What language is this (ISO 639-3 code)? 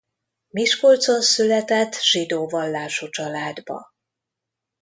hun